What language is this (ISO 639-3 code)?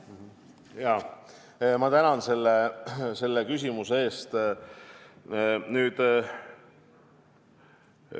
est